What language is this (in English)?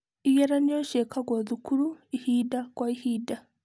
Kikuyu